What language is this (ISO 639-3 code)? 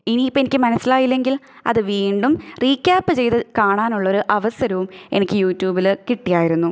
mal